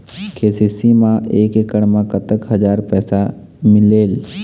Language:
Chhattisgarhi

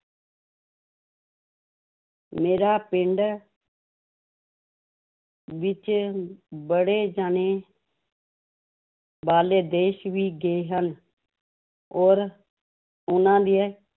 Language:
Punjabi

